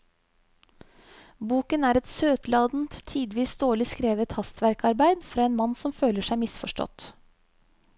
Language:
Norwegian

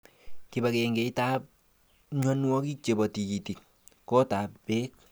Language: Kalenjin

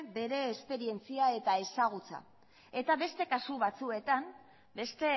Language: Basque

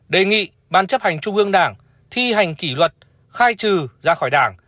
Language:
Vietnamese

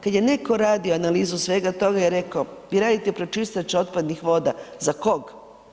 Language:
Croatian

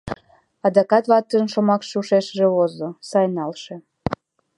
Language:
Mari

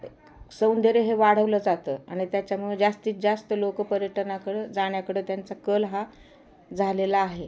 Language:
Marathi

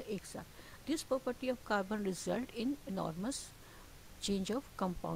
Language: Hindi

